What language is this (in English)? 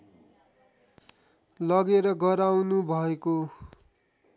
Nepali